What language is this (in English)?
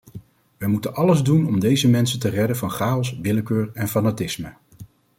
Dutch